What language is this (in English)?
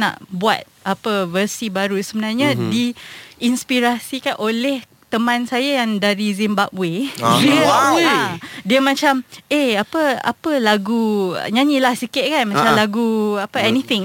Malay